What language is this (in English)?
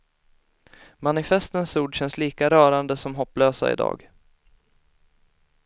Swedish